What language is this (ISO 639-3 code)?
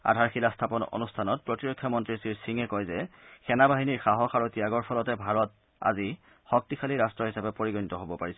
asm